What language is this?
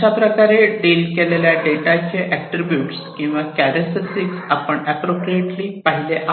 Marathi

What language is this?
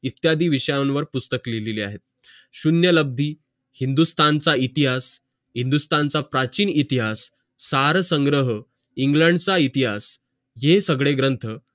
Marathi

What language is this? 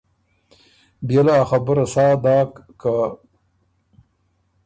Ormuri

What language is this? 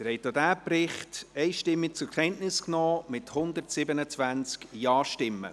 Swiss German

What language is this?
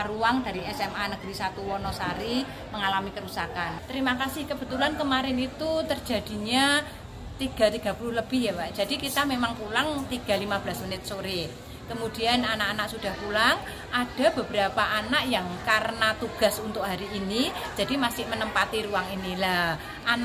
Indonesian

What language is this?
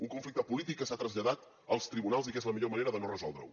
Catalan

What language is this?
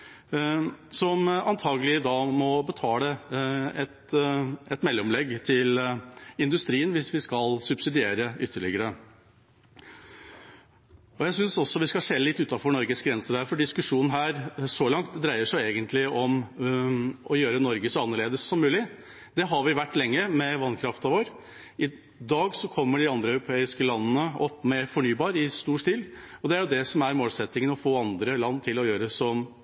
Norwegian Bokmål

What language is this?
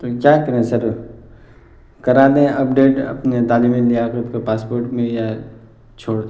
Urdu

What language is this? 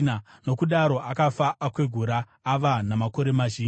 Shona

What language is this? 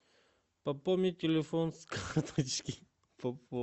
Russian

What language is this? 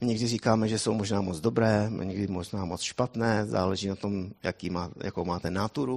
Czech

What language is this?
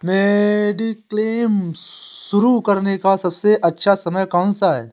Hindi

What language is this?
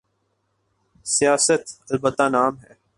Urdu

